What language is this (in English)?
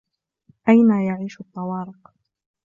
Arabic